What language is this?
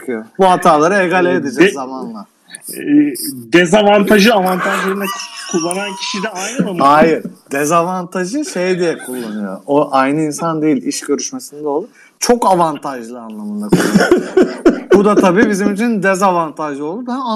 Turkish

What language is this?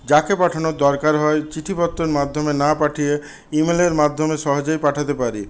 Bangla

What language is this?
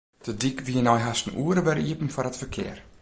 Western Frisian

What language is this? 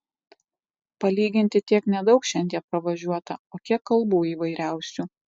Lithuanian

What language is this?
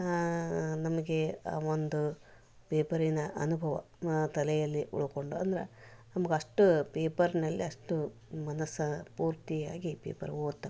Kannada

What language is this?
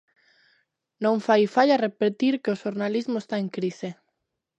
Galician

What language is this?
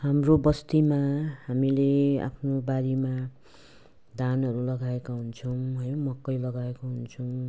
Nepali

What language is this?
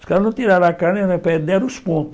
Portuguese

